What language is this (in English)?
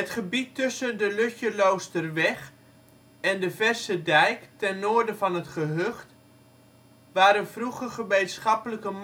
Dutch